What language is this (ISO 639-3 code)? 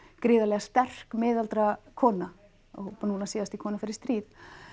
isl